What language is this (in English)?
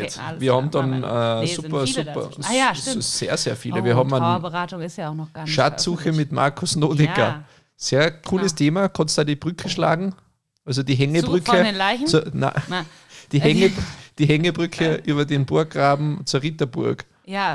German